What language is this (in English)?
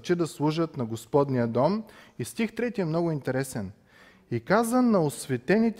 Bulgarian